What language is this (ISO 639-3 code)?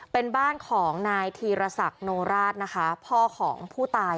tha